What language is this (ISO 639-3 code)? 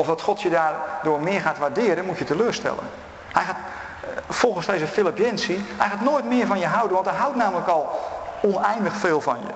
nld